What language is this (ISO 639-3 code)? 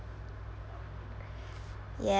eng